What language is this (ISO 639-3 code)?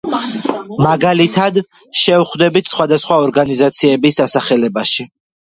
kat